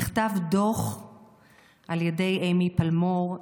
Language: Hebrew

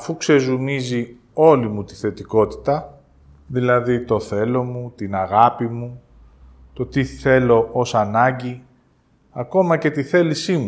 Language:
Greek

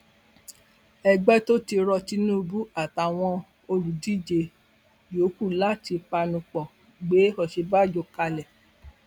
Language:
Yoruba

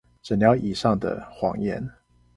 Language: Chinese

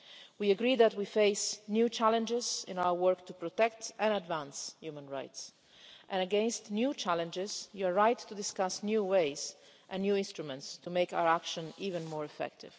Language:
English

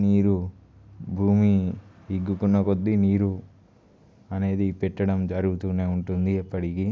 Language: Telugu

